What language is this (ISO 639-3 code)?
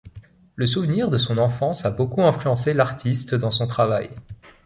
fra